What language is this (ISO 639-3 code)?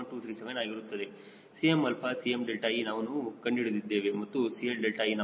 kan